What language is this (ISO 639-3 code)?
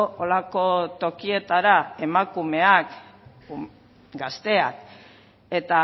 eus